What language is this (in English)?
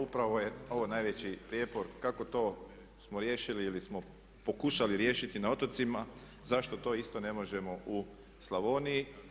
Croatian